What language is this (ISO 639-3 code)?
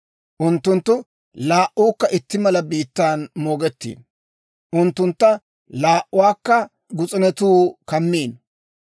dwr